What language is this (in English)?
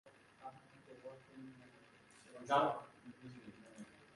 Bangla